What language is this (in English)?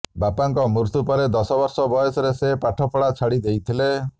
Odia